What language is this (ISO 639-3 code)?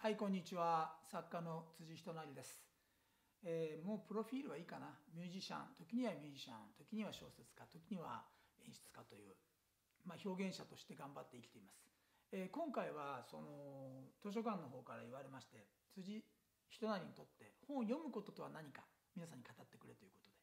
jpn